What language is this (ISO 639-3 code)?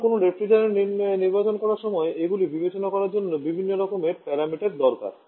ben